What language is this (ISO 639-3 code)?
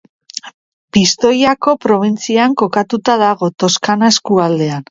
eus